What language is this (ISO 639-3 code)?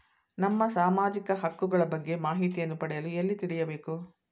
kan